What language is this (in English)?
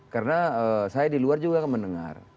Indonesian